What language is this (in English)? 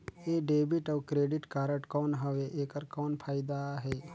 Chhattisgarhi